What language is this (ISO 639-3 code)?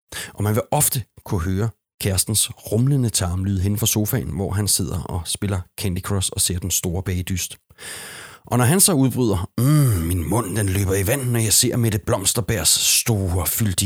dan